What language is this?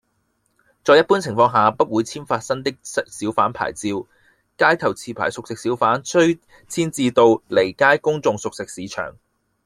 Cantonese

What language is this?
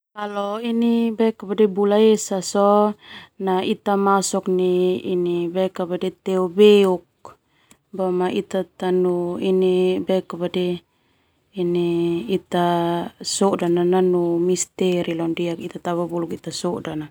Termanu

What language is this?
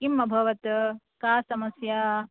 Sanskrit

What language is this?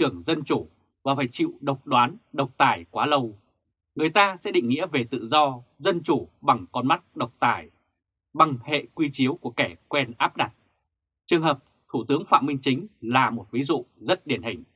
Vietnamese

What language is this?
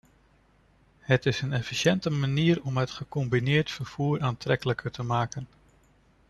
Dutch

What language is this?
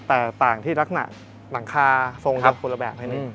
Thai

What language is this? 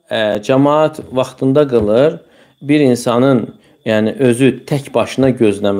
Turkish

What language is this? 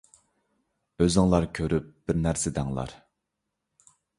Uyghur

